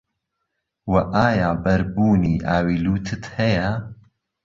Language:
Central Kurdish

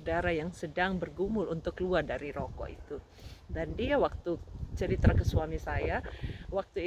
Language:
Indonesian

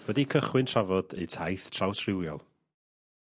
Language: Welsh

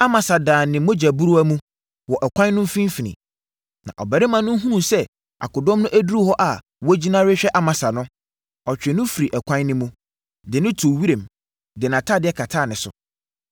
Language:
Akan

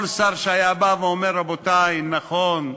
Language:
Hebrew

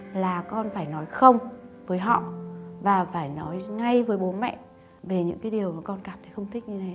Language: Vietnamese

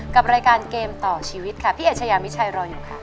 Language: Thai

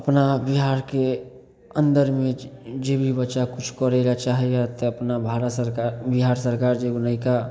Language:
Maithili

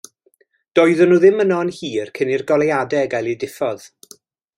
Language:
Welsh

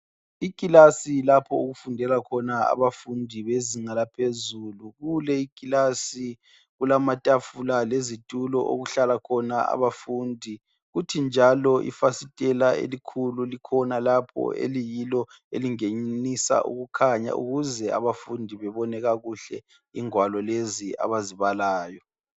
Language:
North Ndebele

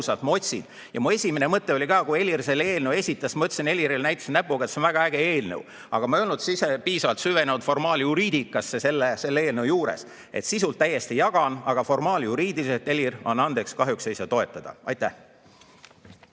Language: Estonian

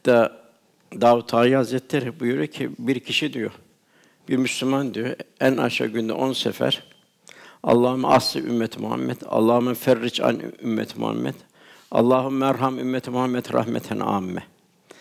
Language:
Turkish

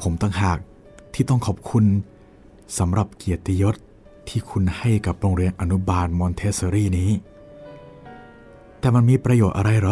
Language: Thai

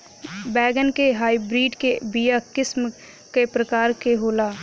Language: Bhojpuri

